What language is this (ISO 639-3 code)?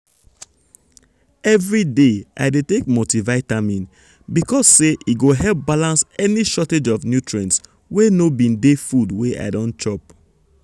pcm